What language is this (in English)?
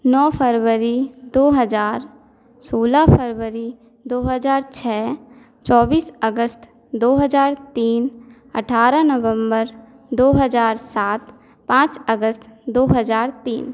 Hindi